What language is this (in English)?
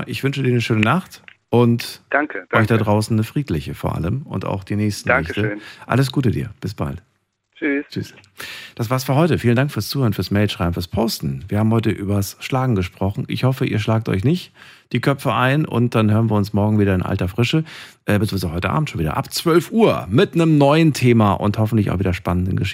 German